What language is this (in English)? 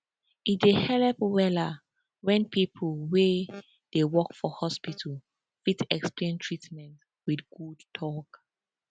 Nigerian Pidgin